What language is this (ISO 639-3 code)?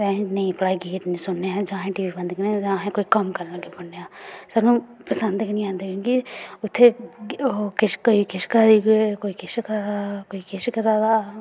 doi